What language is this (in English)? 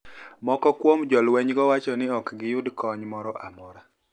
Luo (Kenya and Tanzania)